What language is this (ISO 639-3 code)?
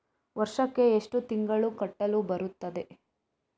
kan